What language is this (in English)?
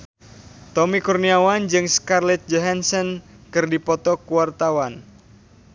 Sundanese